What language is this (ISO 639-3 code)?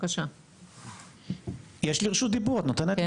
heb